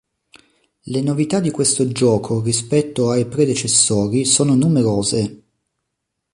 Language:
Italian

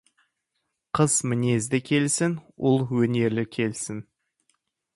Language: Kazakh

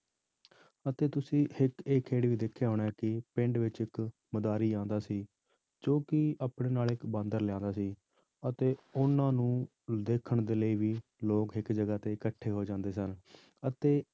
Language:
Punjabi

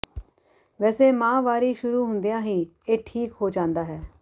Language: Punjabi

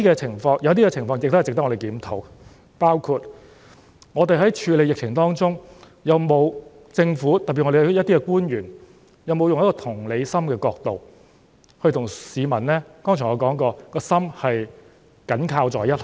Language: Cantonese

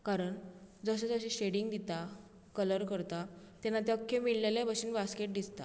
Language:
Konkani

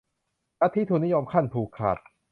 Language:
Thai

